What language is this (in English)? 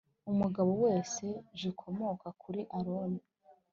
Kinyarwanda